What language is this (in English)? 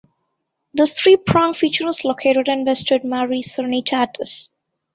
English